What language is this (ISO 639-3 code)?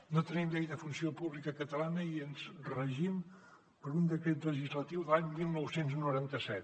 cat